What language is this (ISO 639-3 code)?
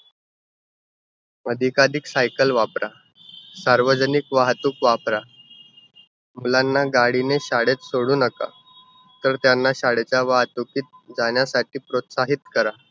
mar